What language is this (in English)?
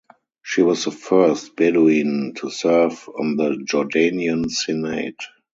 English